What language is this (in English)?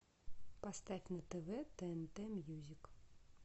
Russian